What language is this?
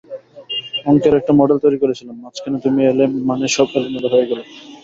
Bangla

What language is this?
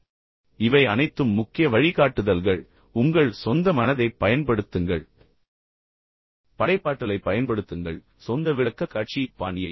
Tamil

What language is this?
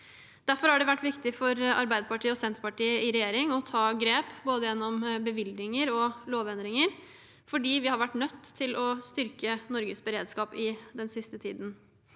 Norwegian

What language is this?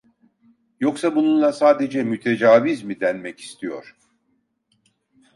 Turkish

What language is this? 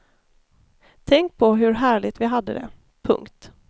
Swedish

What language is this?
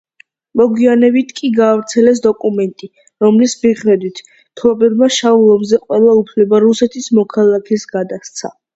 Georgian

